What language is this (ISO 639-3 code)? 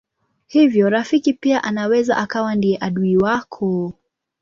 swa